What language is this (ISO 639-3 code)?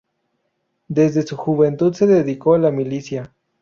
spa